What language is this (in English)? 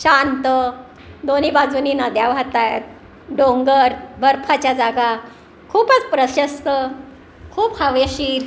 Marathi